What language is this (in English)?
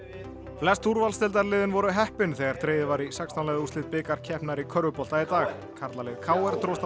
Icelandic